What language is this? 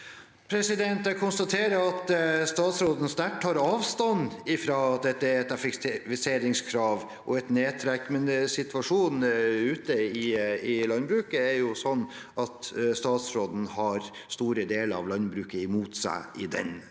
Norwegian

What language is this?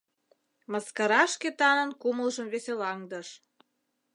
Mari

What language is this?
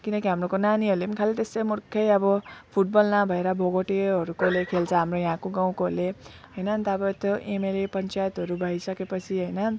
Nepali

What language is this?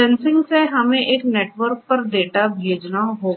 Hindi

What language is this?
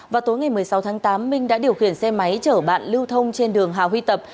Vietnamese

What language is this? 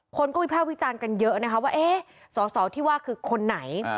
Thai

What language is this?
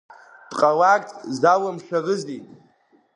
Abkhazian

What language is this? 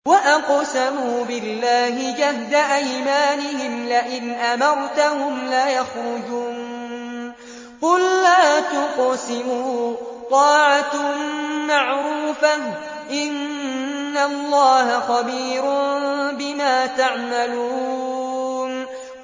Arabic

